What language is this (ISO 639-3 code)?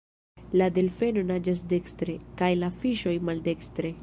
epo